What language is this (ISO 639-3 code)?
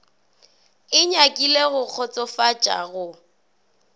nso